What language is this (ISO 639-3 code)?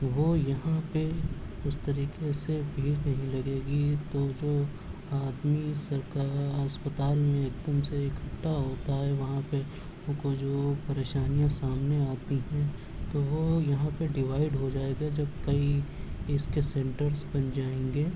urd